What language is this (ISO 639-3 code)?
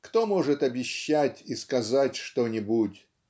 rus